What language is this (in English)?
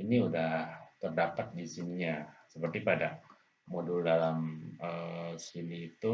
Indonesian